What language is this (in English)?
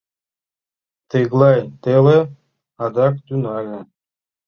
Mari